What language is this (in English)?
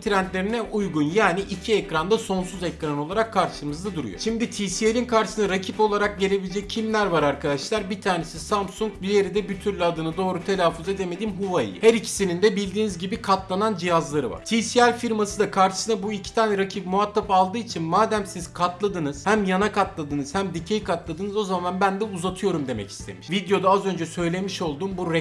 Turkish